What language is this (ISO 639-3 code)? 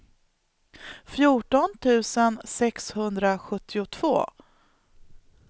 swe